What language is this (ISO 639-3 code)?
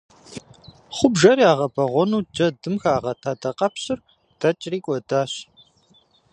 kbd